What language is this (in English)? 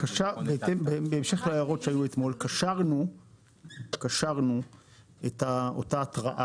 Hebrew